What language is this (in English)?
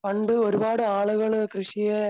Malayalam